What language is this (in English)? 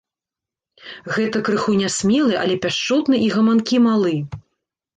Belarusian